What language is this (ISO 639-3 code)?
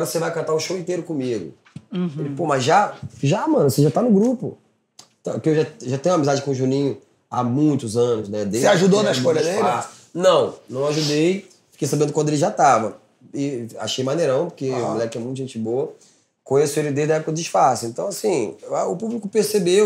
por